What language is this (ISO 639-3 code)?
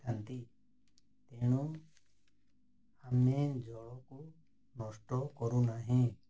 ori